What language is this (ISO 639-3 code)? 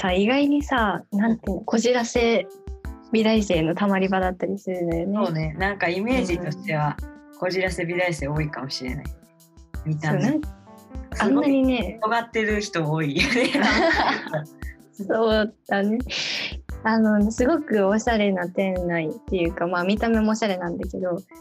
jpn